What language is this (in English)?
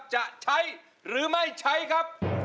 Thai